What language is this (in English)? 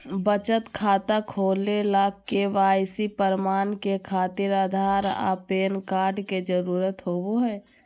Magahi